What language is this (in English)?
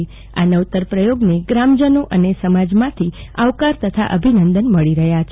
Gujarati